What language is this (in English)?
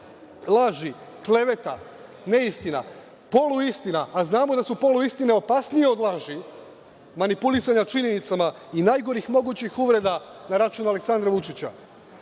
Serbian